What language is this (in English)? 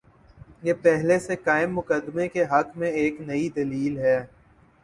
Urdu